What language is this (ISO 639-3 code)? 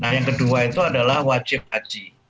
ind